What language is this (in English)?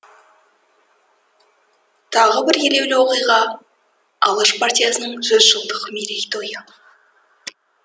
Kazakh